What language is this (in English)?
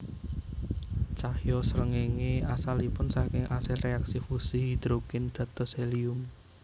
Javanese